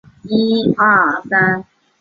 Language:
Chinese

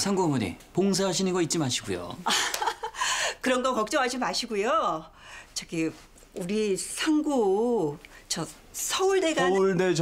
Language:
Korean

